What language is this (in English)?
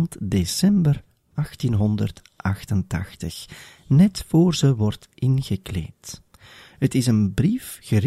Dutch